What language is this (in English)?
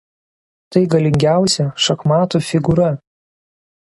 Lithuanian